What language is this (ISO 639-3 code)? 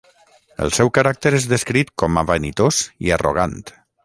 cat